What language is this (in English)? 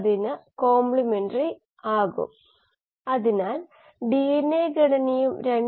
Malayalam